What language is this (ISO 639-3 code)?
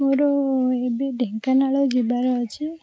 ori